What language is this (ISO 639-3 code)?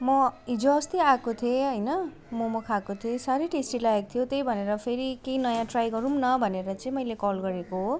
nep